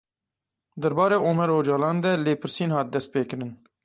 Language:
Kurdish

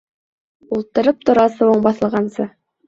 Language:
Bashkir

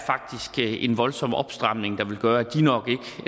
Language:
Danish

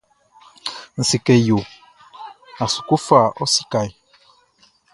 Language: Baoulé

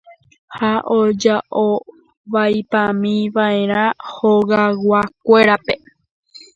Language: Guarani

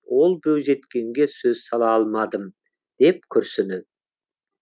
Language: Kazakh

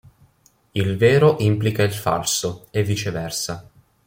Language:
Italian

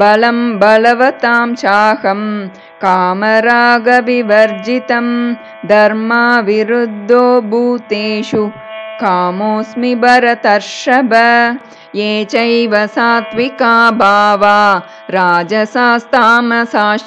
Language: Hindi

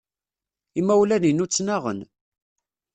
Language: Kabyle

